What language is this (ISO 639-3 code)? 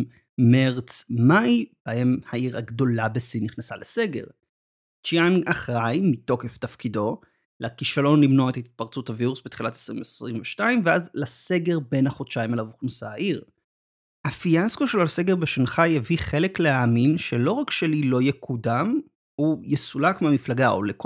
heb